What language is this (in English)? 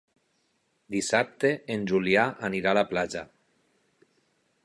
Catalan